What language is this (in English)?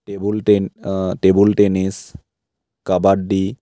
Assamese